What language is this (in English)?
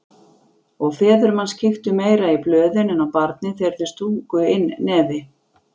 Icelandic